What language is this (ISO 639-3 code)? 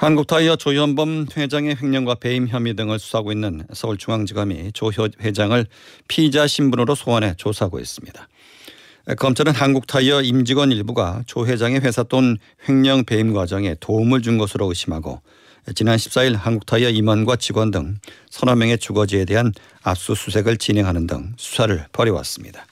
kor